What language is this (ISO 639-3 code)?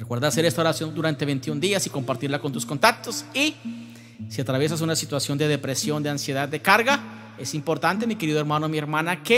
spa